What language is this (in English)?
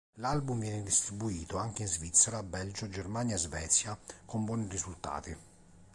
Italian